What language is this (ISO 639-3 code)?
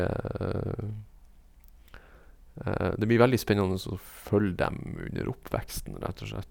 nor